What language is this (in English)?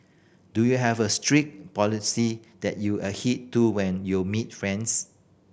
English